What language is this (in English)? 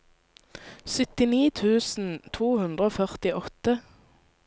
Norwegian